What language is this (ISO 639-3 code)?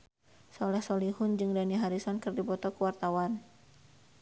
sun